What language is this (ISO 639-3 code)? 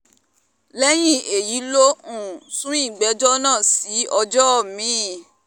yor